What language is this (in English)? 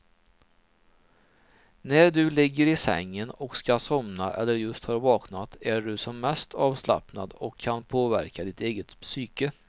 Swedish